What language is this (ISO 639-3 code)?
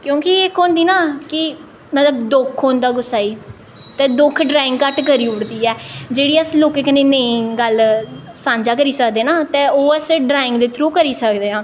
doi